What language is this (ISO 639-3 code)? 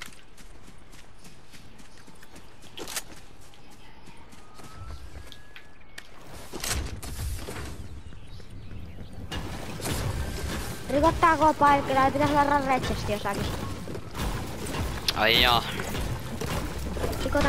fin